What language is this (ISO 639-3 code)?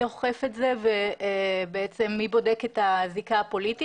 heb